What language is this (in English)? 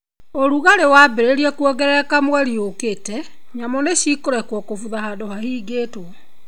Kikuyu